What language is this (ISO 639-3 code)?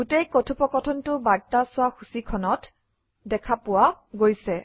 asm